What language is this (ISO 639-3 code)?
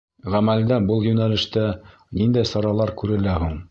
bak